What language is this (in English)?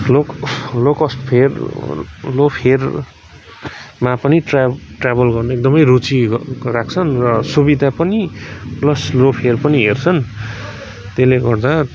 Nepali